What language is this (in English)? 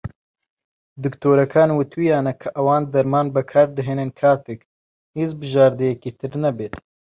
Central Kurdish